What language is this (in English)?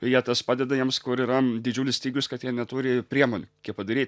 Lithuanian